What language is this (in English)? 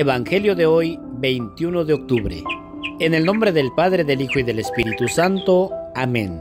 Spanish